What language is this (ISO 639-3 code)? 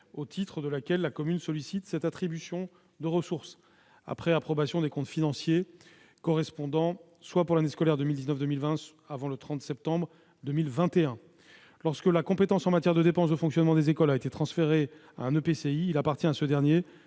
fra